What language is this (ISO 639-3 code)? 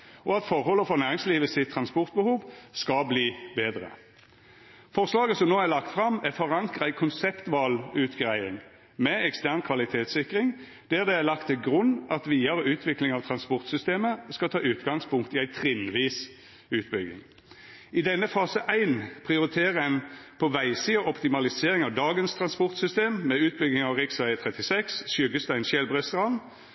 nno